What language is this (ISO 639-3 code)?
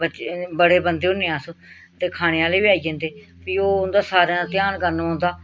doi